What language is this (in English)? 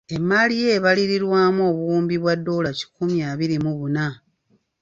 Ganda